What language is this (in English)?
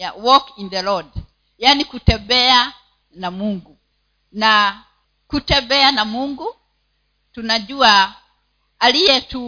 Swahili